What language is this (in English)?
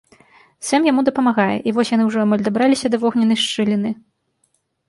Belarusian